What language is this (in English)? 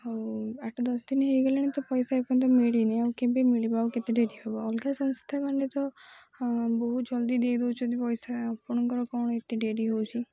Odia